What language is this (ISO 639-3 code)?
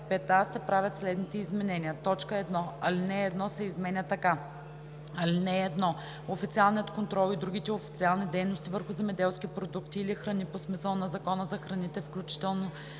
bul